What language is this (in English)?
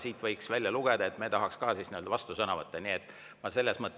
Estonian